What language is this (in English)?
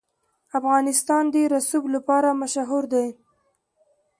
Pashto